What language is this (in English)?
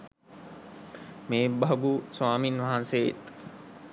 Sinhala